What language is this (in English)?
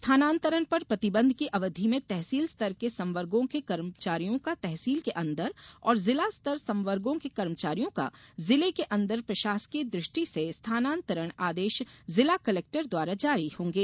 Hindi